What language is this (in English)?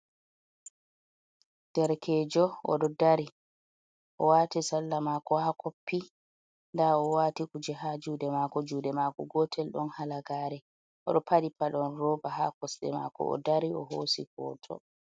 Fula